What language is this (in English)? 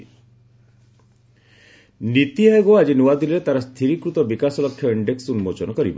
Odia